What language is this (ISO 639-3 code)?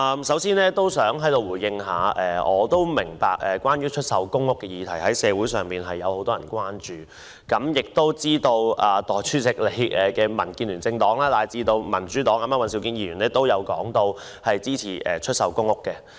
yue